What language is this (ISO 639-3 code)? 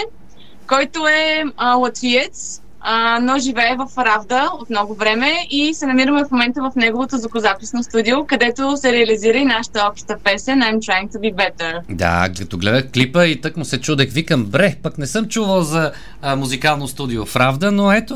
bul